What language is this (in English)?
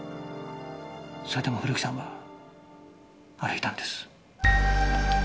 Japanese